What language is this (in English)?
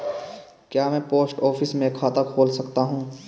Hindi